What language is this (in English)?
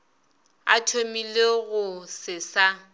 Northern Sotho